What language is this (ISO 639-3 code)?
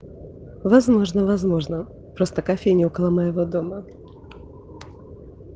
rus